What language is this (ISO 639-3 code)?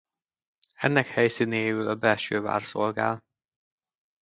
hun